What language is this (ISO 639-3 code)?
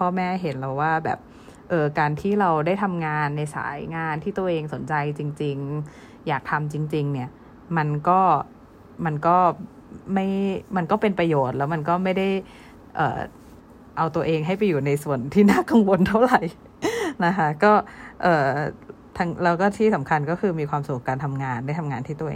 tha